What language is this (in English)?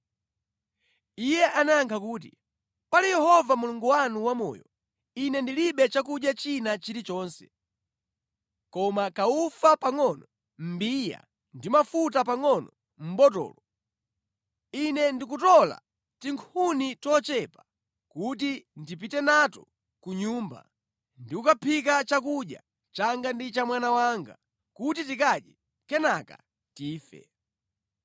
Nyanja